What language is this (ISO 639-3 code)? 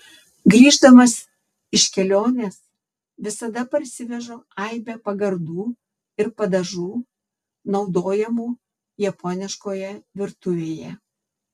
lit